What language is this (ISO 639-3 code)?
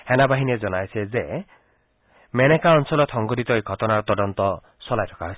asm